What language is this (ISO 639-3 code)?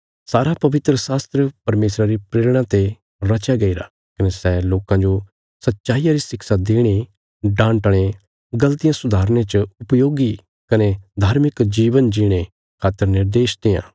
kfs